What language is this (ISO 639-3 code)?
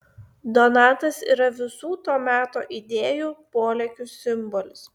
lit